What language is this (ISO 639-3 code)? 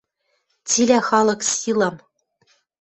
mrj